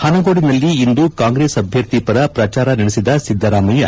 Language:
Kannada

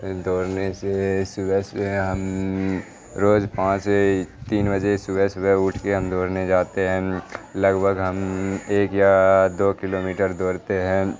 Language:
Urdu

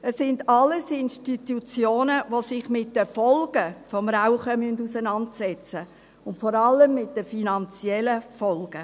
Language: Swiss German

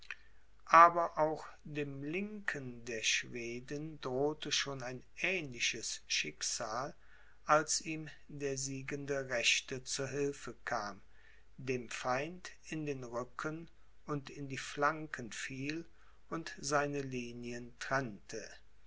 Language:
German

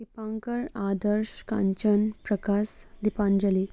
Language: Assamese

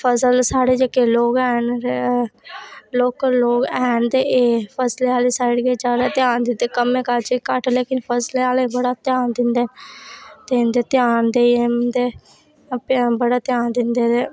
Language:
Dogri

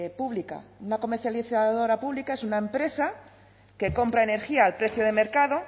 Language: Spanish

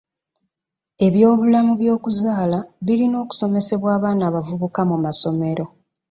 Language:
Ganda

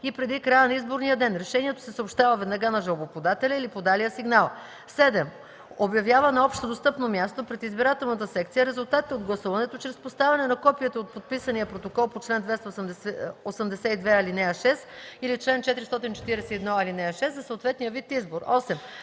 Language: Bulgarian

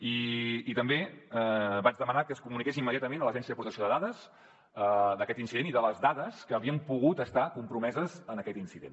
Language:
Catalan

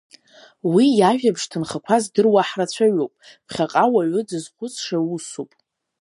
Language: Abkhazian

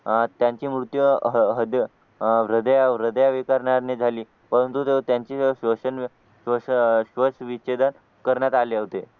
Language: Marathi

